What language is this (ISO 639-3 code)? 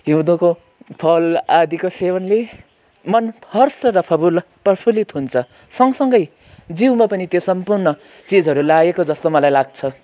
nep